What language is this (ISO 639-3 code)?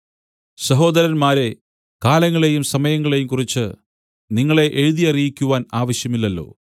mal